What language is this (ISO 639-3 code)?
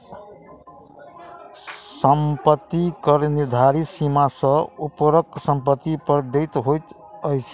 mai